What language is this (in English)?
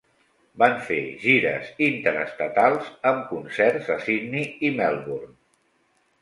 Catalan